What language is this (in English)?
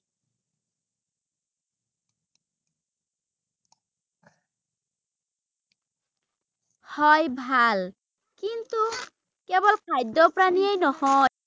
Assamese